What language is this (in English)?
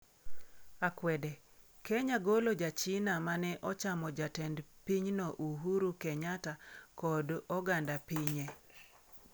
Luo (Kenya and Tanzania)